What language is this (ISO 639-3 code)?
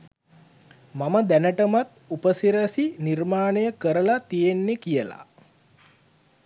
sin